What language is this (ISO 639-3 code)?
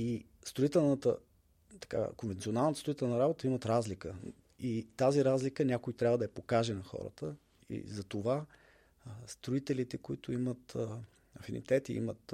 bul